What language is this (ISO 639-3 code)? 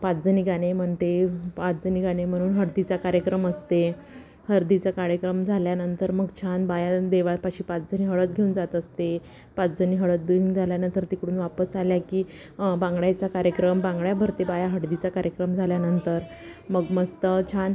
mar